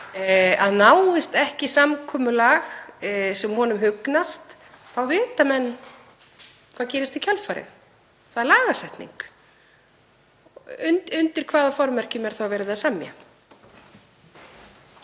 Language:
Icelandic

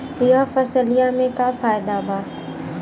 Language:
Bhojpuri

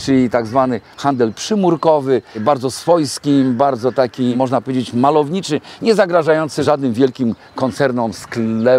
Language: Polish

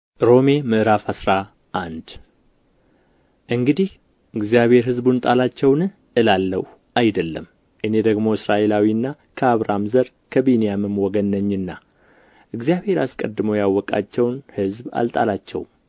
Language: Amharic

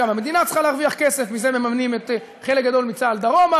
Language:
Hebrew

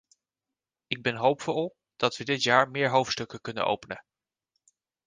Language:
Dutch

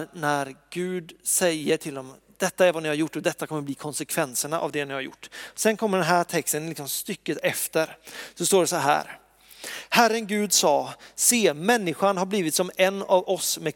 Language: Swedish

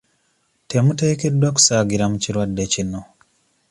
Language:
Ganda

